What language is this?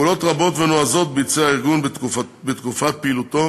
Hebrew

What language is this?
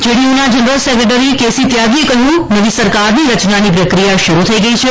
Gujarati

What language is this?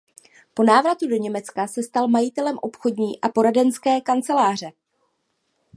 Czech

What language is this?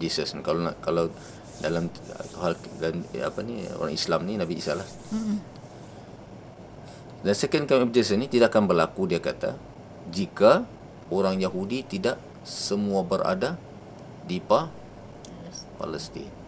Malay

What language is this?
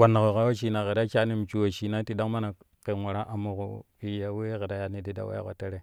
Kushi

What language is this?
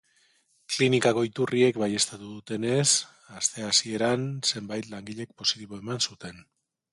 Basque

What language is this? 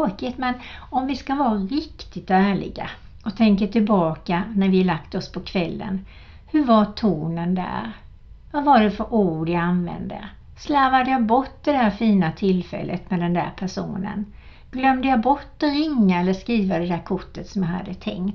Swedish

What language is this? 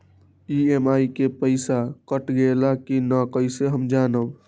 Magahi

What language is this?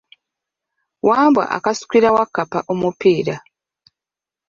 Ganda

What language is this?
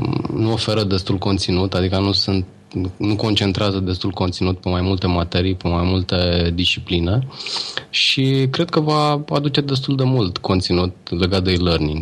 Romanian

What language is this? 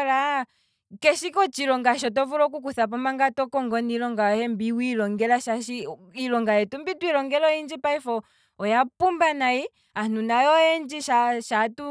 Kwambi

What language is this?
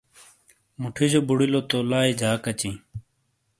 Shina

